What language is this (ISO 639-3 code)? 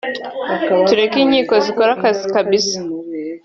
kin